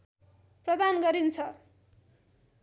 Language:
Nepali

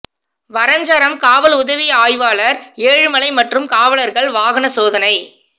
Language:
Tamil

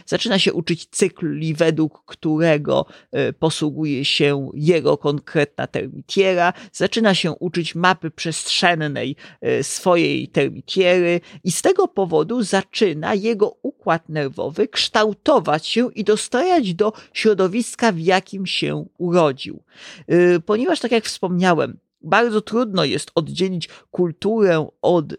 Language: Polish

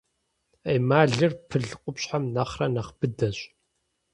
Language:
Kabardian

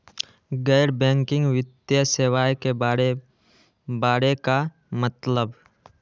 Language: Magahi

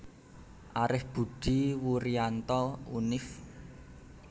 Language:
Javanese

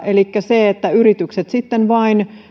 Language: Finnish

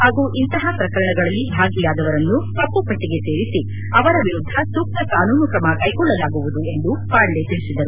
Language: Kannada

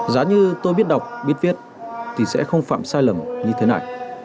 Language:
Vietnamese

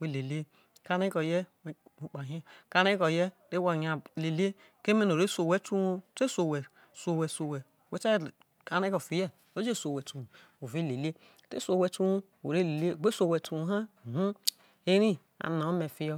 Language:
Isoko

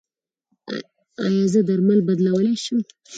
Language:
Pashto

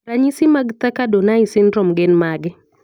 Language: Luo (Kenya and Tanzania)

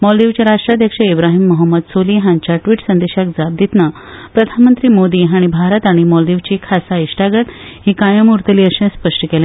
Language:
Konkani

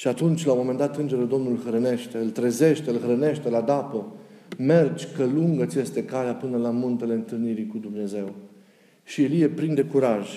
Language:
Romanian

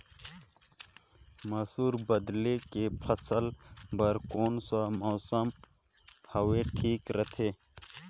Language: Chhattisgarhi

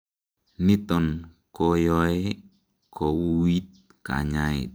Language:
Kalenjin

